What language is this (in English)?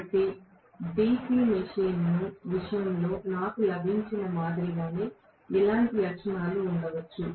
Telugu